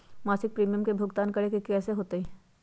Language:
Magahi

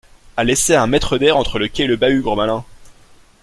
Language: French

